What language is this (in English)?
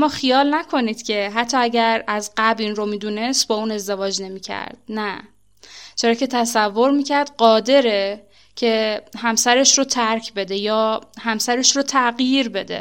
Persian